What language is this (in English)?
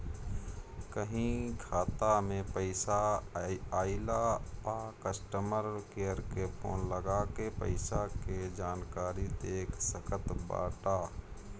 Bhojpuri